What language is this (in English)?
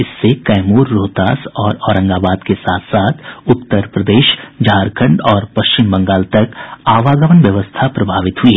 Hindi